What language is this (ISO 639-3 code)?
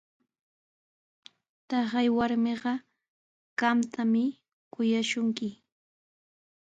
qws